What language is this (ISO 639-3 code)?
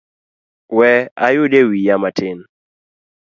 luo